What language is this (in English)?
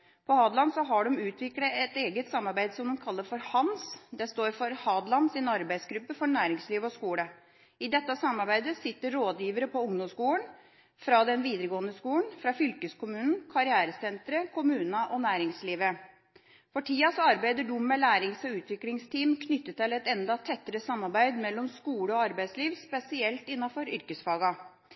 Norwegian Bokmål